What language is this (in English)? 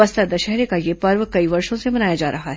Hindi